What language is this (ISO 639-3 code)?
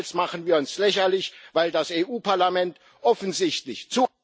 deu